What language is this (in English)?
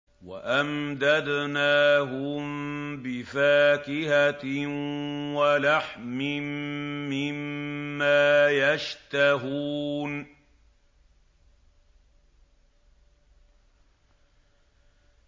Arabic